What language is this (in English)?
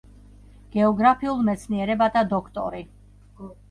Georgian